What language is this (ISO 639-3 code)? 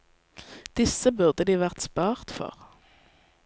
nor